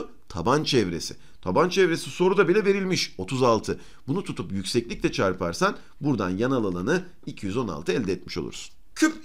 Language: Turkish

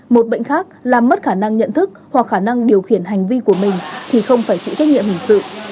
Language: Vietnamese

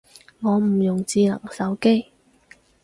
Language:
Cantonese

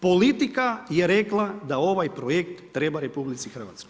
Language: Croatian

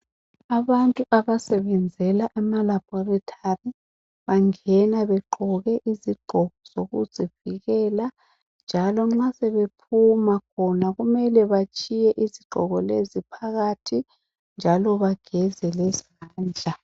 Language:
North Ndebele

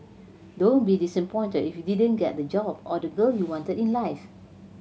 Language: English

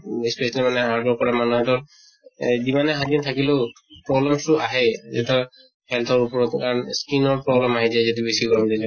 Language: Assamese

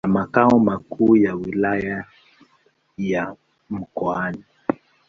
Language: Swahili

